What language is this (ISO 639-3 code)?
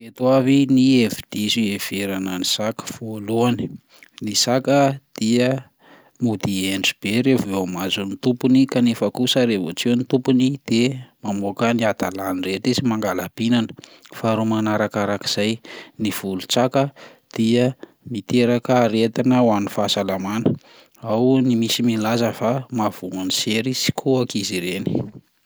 mlg